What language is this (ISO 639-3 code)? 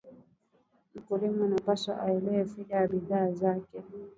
swa